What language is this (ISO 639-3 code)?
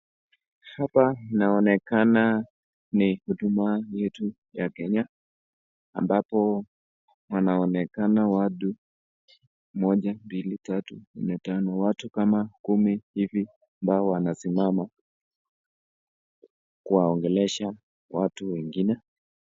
swa